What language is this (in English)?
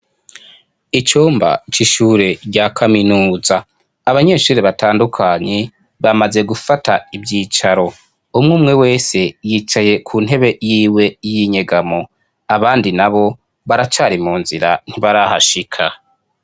Rundi